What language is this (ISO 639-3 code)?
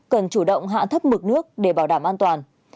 vie